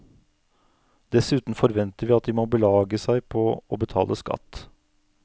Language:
Norwegian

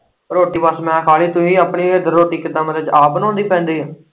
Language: Punjabi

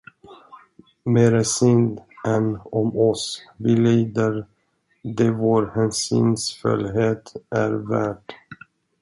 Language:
Swedish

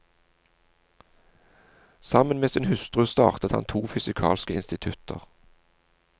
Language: Norwegian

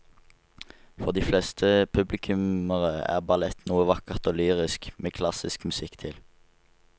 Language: Norwegian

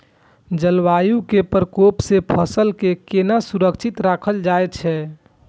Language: Maithili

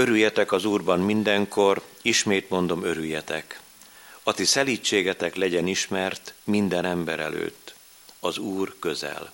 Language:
Hungarian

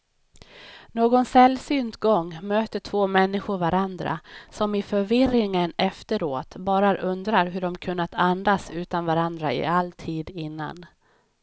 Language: Swedish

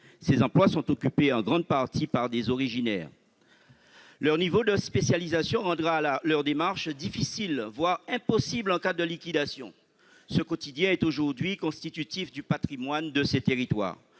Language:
French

